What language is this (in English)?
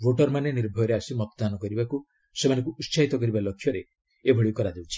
Odia